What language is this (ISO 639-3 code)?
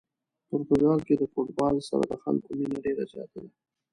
pus